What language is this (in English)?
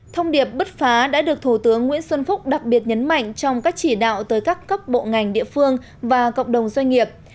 Vietnamese